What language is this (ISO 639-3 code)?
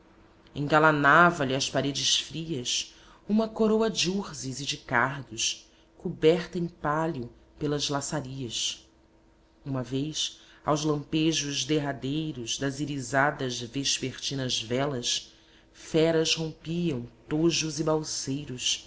por